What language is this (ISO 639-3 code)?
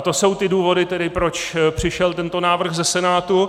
ces